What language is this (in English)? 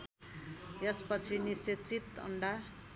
Nepali